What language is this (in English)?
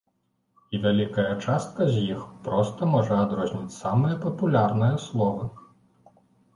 Belarusian